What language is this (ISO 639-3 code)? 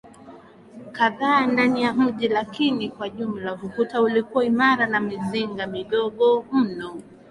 swa